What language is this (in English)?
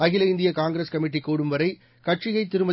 Tamil